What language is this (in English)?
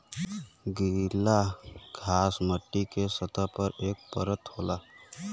Bhojpuri